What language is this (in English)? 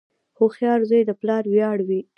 Pashto